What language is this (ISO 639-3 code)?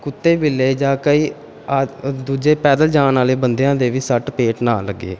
pan